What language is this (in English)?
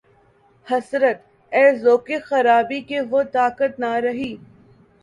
Urdu